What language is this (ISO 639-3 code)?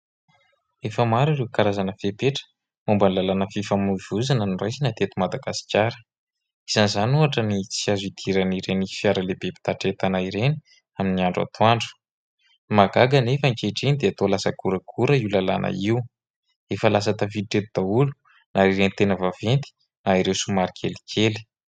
mlg